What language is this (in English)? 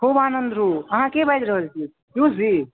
Maithili